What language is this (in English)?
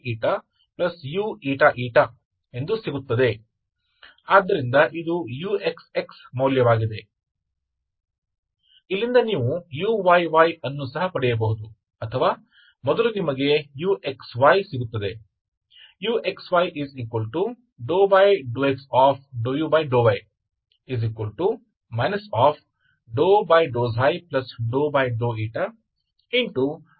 Hindi